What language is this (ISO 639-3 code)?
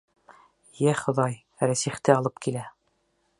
bak